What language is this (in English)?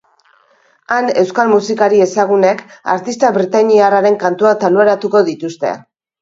Basque